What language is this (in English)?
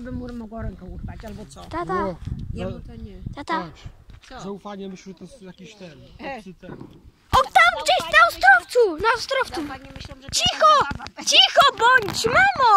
Polish